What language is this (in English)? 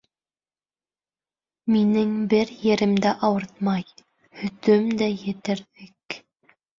Bashkir